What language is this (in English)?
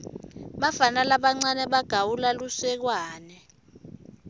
Swati